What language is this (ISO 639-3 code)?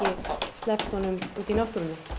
isl